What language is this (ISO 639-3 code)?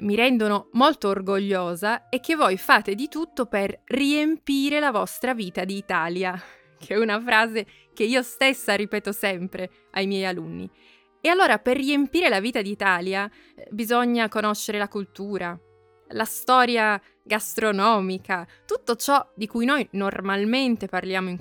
ita